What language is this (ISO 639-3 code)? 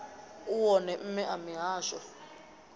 ven